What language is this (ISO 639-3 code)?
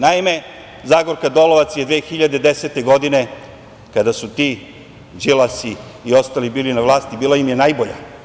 srp